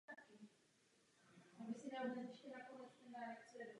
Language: Czech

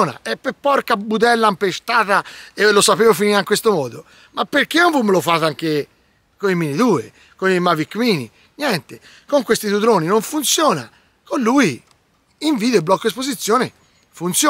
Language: Italian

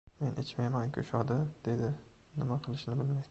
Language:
Uzbek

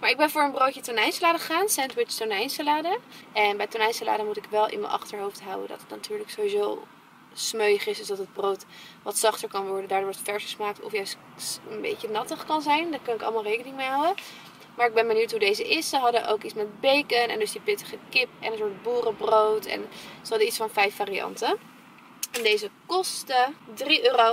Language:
Dutch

